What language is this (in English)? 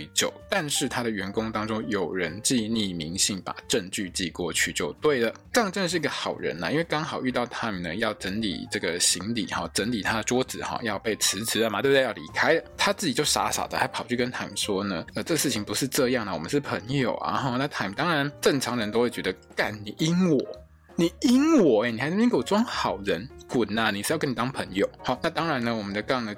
Chinese